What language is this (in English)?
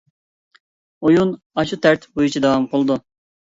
Uyghur